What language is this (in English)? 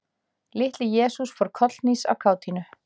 Icelandic